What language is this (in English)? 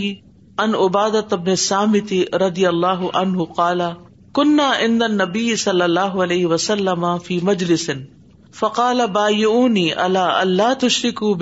Urdu